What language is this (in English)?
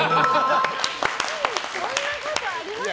Japanese